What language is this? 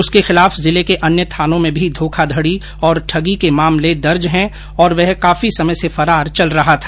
Hindi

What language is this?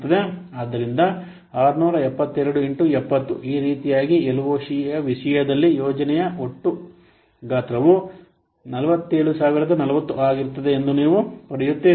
Kannada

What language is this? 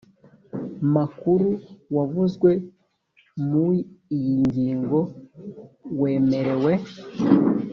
Kinyarwanda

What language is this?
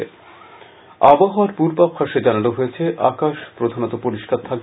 Bangla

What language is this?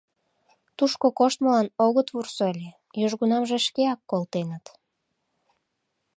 Mari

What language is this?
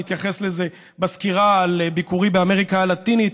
Hebrew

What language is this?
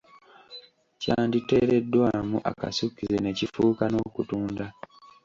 Ganda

